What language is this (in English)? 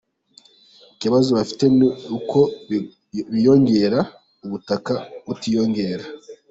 Kinyarwanda